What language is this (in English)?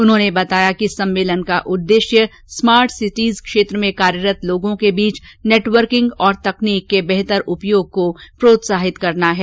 Hindi